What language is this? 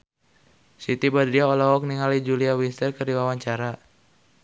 Sundanese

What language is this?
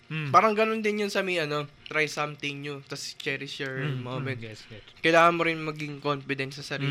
Filipino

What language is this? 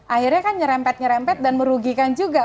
Indonesian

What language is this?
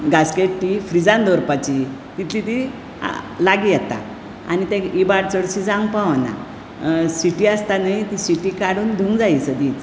Konkani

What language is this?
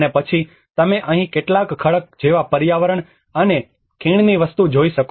Gujarati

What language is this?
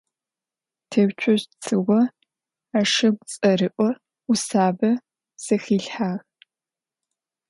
Adyghe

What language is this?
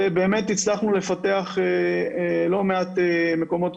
Hebrew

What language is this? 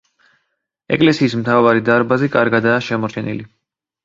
Georgian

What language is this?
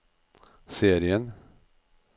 Norwegian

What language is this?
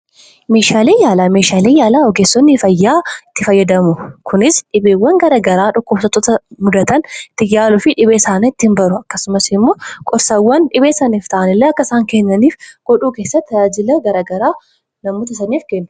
Oromo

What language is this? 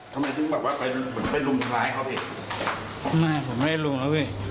Thai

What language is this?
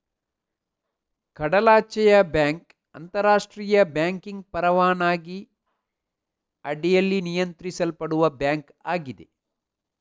Kannada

